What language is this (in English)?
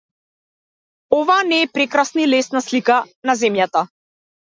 Macedonian